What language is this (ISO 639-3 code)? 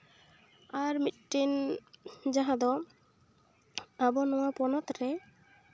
sat